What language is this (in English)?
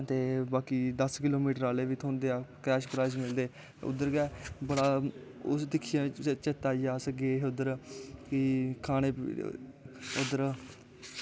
Dogri